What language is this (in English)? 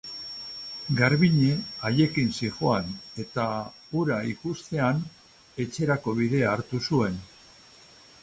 Basque